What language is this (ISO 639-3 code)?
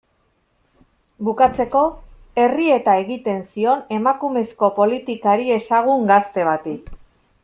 eus